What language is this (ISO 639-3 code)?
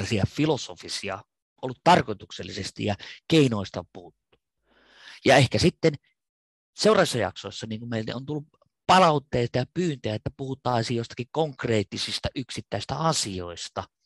fin